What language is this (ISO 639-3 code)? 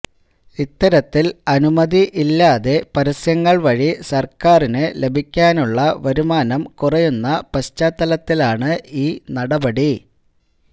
mal